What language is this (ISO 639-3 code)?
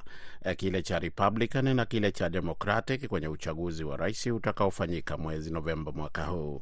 swa